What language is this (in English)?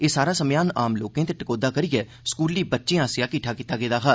Dogri